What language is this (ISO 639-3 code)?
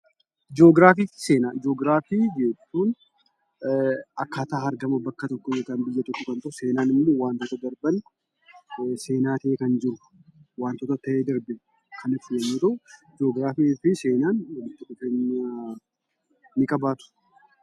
orm